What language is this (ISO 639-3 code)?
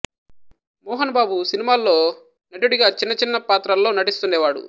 tel